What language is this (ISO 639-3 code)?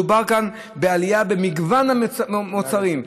heb